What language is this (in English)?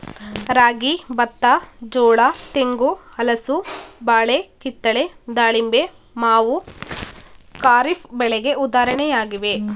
Kannada